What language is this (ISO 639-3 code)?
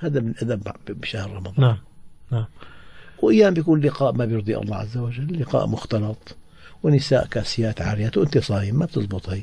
ara